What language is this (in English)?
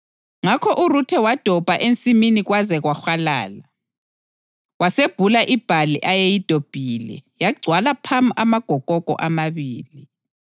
North Ndebele